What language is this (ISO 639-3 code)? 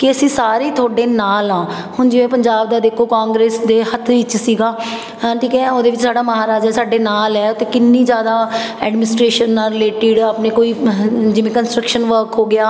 pan